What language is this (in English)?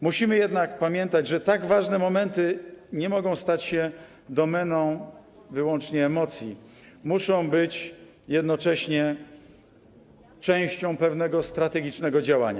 Polish